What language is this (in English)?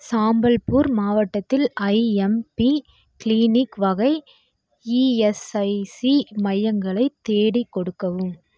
Tamil